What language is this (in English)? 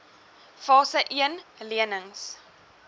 Afrikaans